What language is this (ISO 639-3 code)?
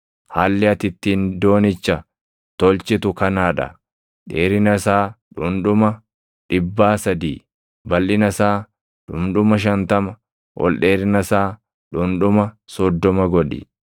orm